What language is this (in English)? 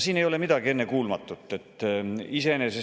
Estonian